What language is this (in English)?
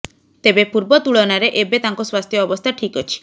Odia